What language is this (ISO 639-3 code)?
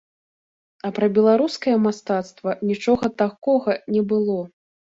bel